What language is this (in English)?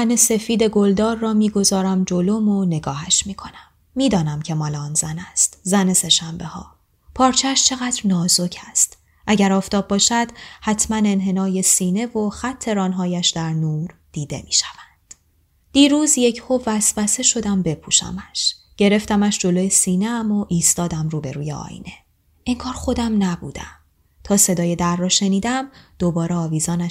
Persian